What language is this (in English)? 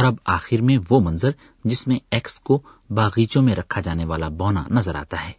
Urdu